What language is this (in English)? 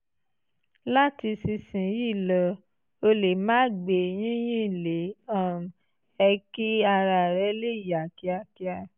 Yoruba